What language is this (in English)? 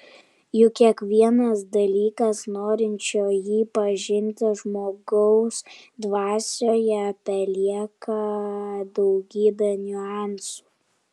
Lithuanian